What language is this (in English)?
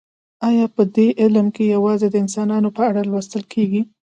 Pashto